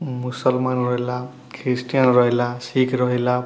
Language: Odia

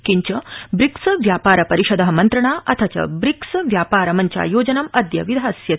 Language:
Sanskrit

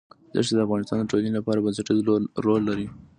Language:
Pashto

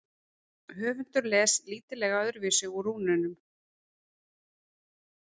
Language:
Icelandic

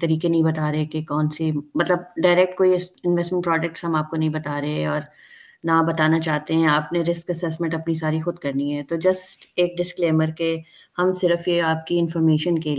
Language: Urdu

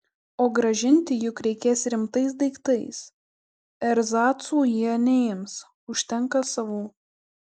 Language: Lithuanian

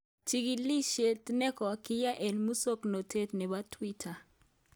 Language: Kalenjin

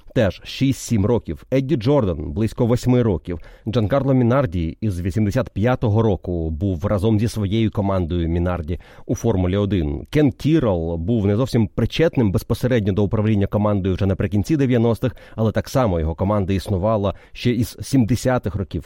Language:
Ukrainian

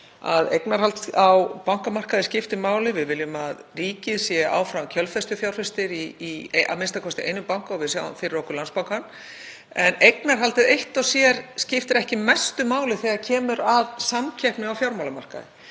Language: Icelandic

